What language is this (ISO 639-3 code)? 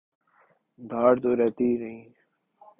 urd